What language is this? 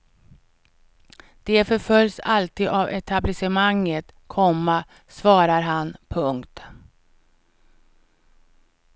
Swedish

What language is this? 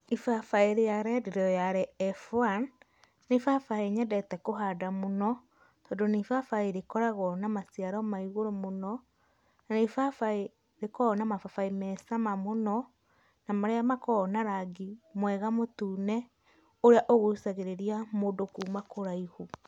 Kikuyu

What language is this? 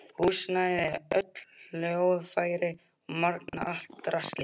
Icelandic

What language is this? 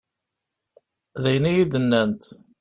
Kabyle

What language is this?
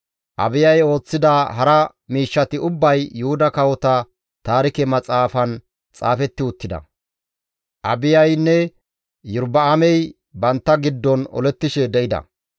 Gamo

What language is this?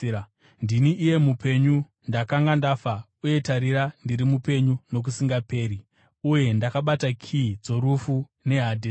Shona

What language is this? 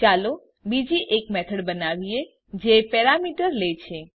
Gujarati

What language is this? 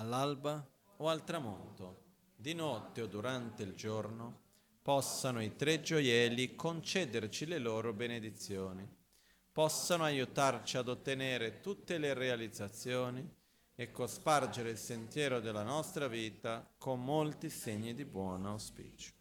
Italian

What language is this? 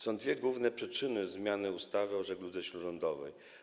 Polish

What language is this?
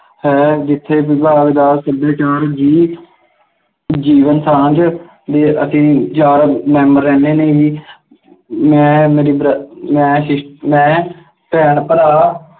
Punjabi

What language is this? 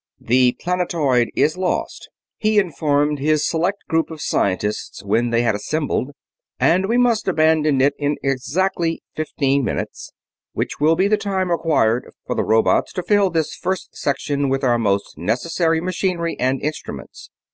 English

